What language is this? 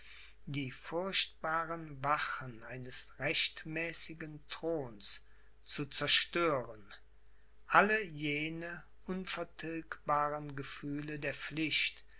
German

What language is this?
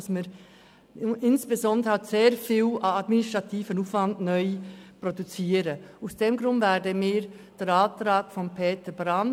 Swiss German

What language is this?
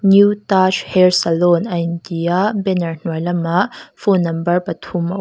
Mizo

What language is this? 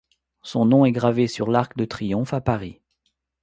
French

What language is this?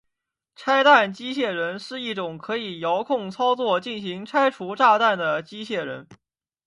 Chinese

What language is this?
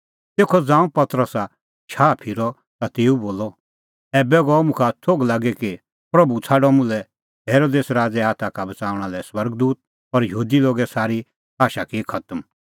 Kullu Pahari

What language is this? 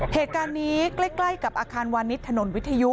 Thai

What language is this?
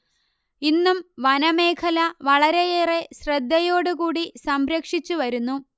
Malayalam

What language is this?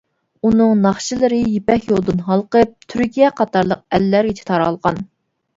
Uyghur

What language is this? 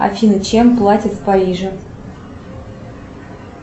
Russian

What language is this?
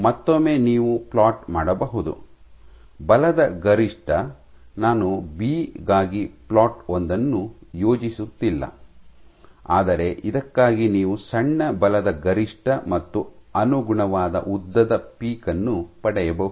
Kannada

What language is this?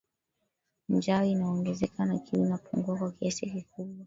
Swahili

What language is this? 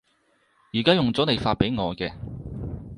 Cantonese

